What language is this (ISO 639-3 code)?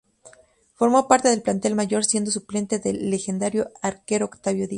spa